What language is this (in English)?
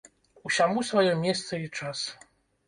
Belarusian